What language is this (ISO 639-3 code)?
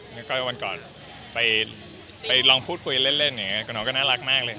tha